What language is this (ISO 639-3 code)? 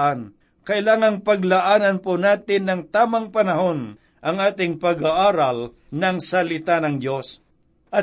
fil